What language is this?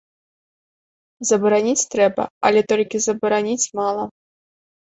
Belarusian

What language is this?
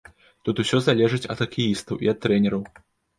Belarusian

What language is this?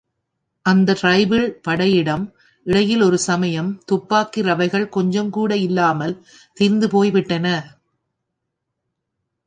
Tamil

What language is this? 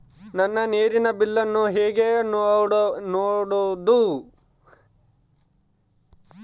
Kannada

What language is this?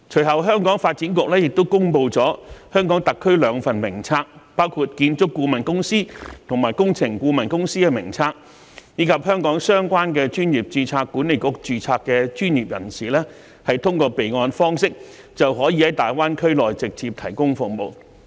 Cantonese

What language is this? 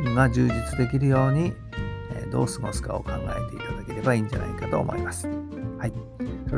Japanese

